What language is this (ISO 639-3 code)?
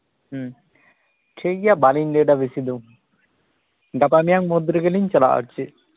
sat